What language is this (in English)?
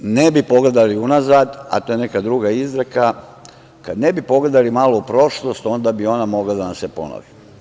Serbian